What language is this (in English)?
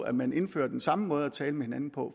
Danish